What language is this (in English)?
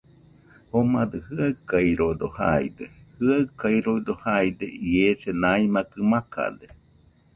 Nüpode Huitoto